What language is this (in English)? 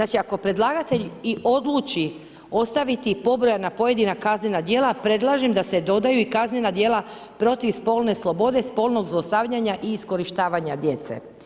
Croatian